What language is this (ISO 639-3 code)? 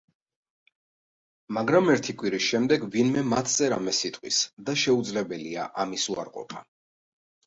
kat